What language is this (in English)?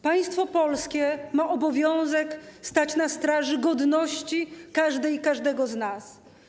Polish